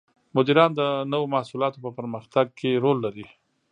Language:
Pashto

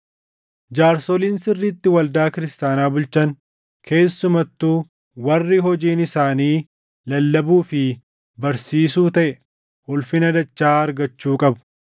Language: Oromo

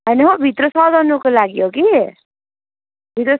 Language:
Nepali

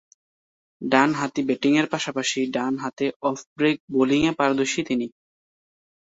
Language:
Bangla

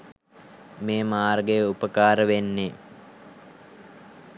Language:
Sinhala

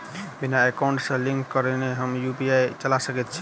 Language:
Maithili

